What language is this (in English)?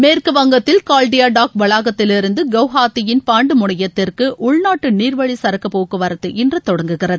Tamil